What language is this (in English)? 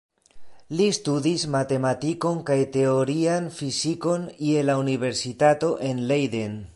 Esperanto